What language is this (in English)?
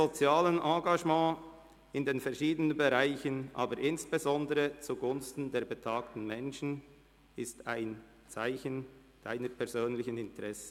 Swiss German